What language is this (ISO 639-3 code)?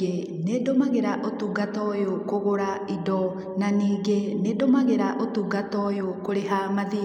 kik